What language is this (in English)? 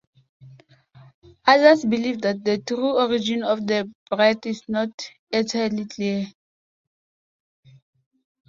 English